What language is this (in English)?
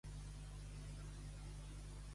Catalan